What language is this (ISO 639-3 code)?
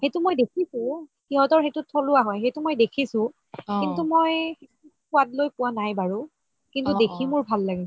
asm